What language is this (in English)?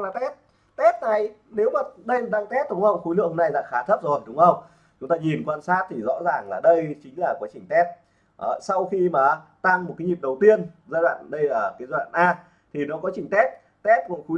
Vietnamese